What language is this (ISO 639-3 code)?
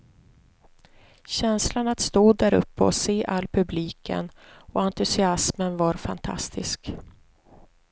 swe